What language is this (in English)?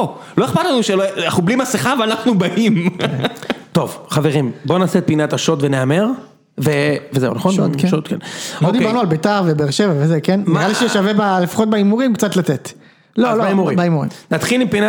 Hebrew